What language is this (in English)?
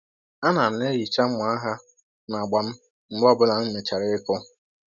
Igbo